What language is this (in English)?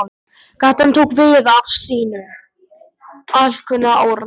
Icelandic